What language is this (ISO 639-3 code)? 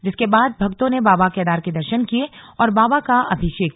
hin